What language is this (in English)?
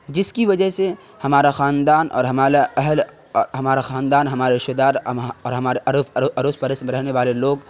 Urdu